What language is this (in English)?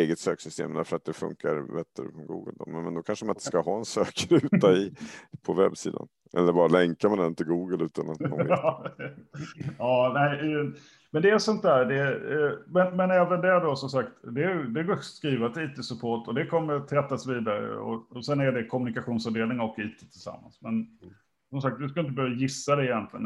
Swedish